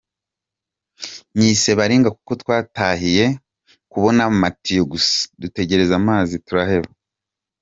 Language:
Kinyarwanda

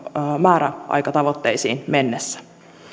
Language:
Finnish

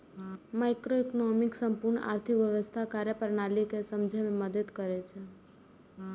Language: Maithili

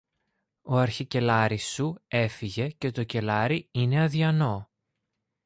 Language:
Greek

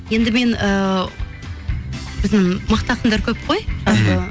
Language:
Kazakh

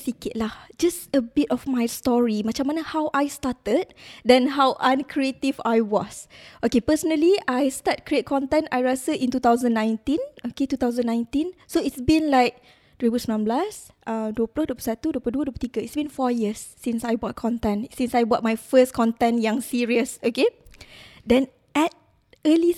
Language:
Malay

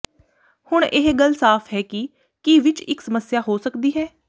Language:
Punjabi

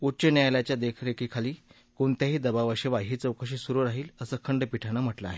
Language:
Marathi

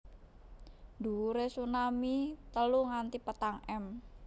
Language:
Javanese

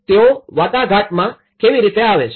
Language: Gujarati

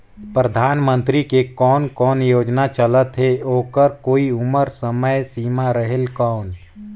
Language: Chhattisgarhi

